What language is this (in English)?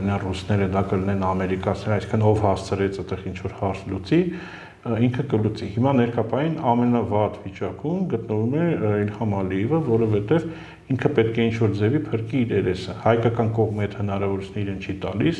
Dutch